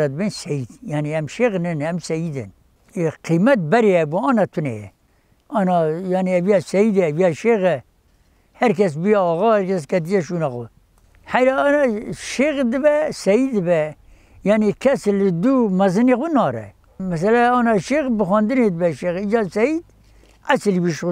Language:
Arabic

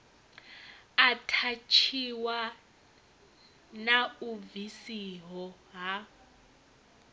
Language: Venda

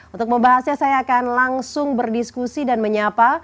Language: Indonesian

